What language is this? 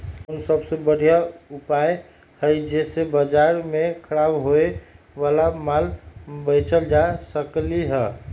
Magahi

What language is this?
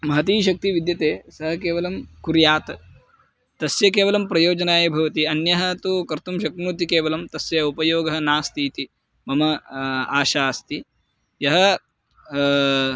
Sanskrit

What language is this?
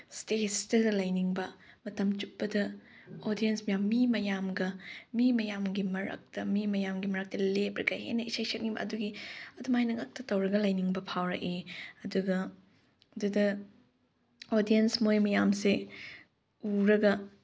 Manipuri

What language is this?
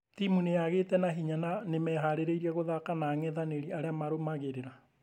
Kikuyu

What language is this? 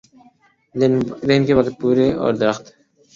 Urdu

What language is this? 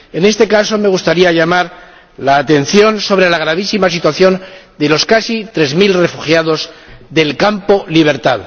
Spanish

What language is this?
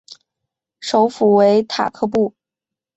Chinese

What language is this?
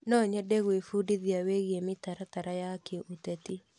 Kikuyu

